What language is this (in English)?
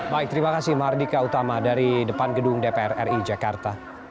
Indonesian